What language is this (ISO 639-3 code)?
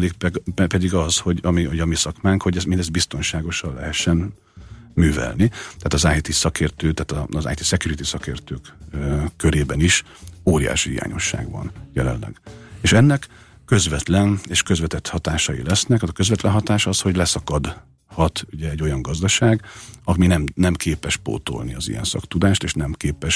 hun